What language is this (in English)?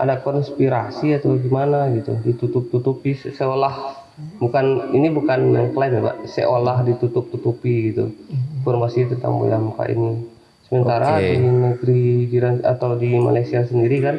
Indonesian